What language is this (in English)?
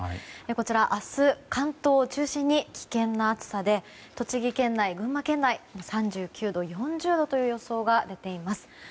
Japanese